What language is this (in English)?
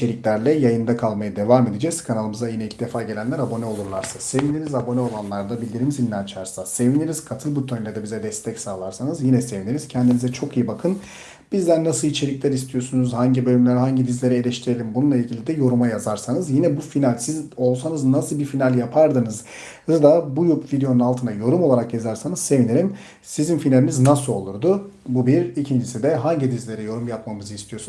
Turkish